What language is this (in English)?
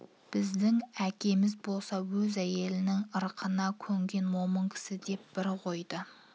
Kazakh